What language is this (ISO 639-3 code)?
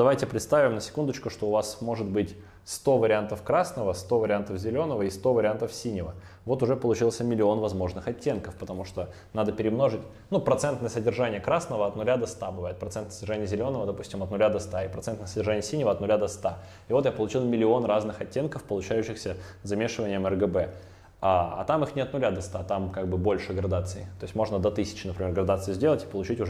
rus